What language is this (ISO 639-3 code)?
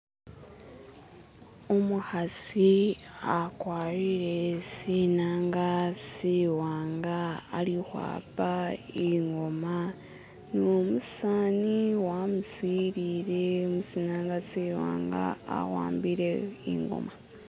myx